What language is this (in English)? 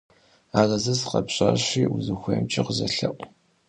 Kabardian